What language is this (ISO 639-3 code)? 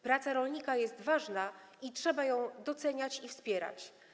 pol